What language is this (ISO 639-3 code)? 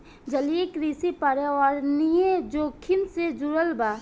bho